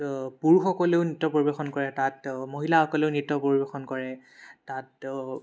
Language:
Assamese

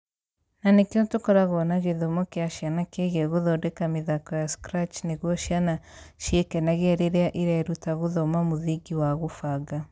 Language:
Kikuyu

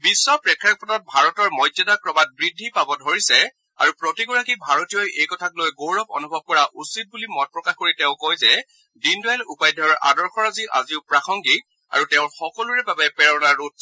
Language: Assamese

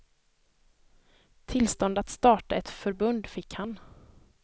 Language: Swedish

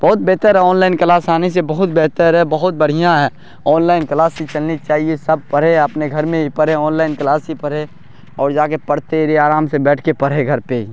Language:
Urdu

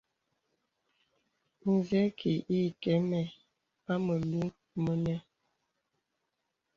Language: Bebele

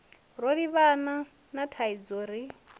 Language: Venda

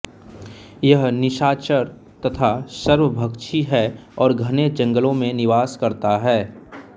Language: Hindi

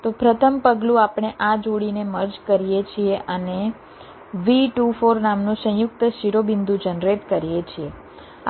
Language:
Gujarati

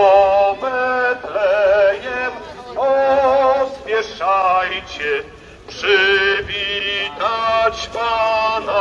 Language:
Polish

